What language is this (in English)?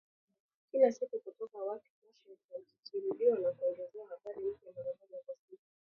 Swahili